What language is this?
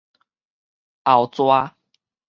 Min Nan Chinese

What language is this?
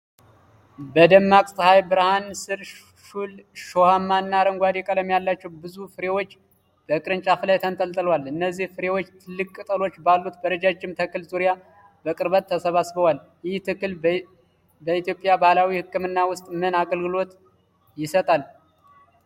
Amharic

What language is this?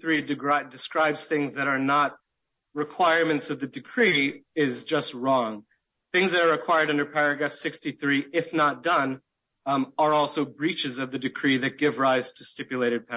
English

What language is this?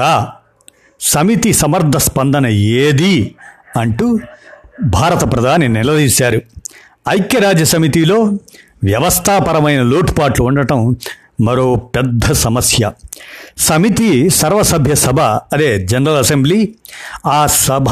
Telugu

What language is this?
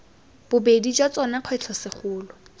Tswana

